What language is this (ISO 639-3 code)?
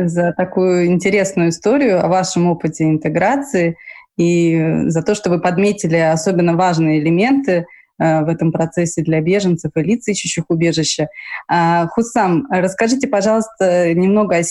rus